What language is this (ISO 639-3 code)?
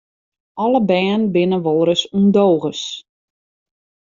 fry